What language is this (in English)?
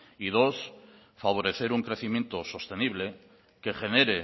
Spanish